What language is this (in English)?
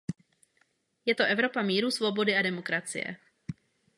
Czech